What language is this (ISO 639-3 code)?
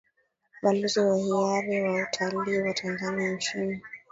swa